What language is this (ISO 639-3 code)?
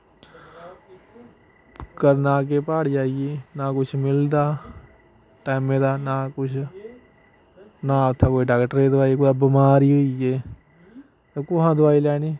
doi